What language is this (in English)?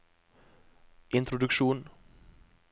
Norwegian